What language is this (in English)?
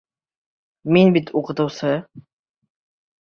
Bashkir